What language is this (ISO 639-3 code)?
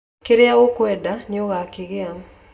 kik